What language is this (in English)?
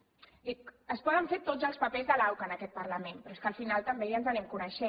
Catalan